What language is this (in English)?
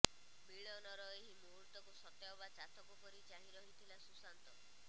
Odia